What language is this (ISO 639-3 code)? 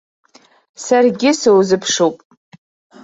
abk